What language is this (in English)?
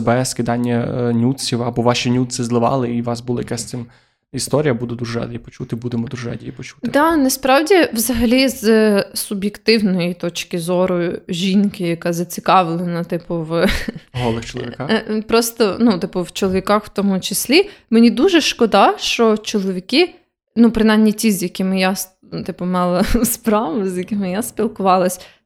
Ukrainian